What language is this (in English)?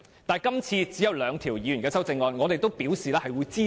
Cantonese